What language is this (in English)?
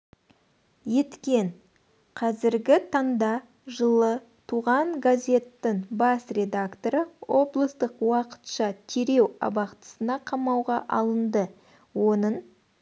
Kazakh